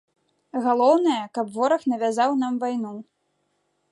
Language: Belarusian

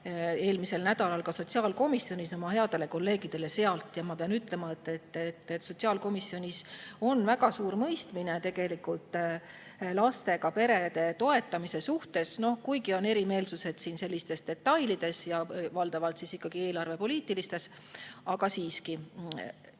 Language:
Estonian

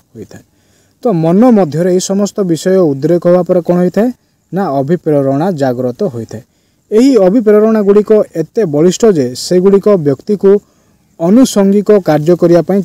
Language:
Hindi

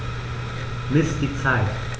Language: German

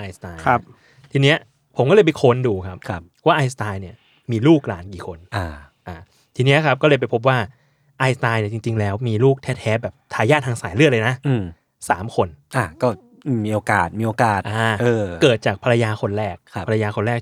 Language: Thai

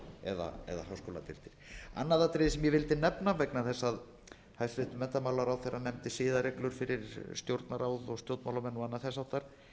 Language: Icelandic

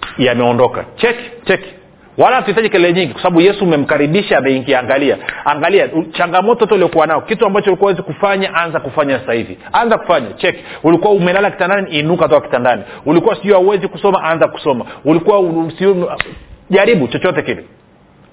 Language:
Swahili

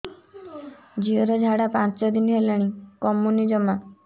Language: Odia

